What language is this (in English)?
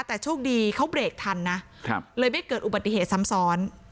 Thai